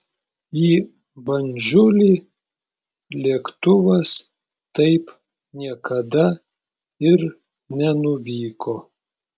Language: Lithuanian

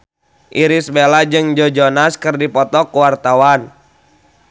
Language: Sundanese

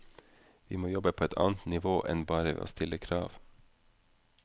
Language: Norwegian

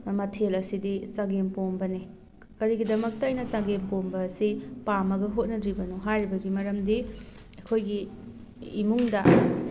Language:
Manipuri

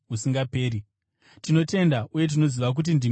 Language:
Shona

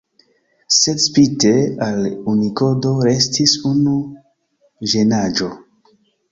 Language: Esperanto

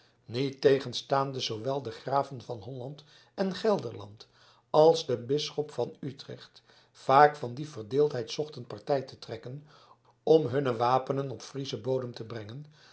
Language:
Dutch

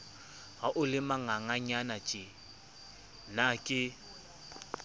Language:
Southern Sotho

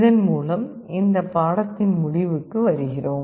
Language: Tamil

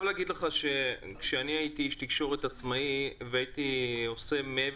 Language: Hebrew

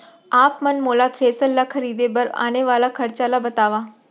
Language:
Chhattisgarhi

